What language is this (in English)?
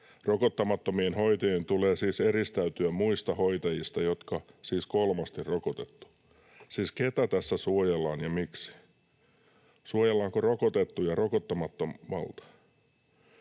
Finnish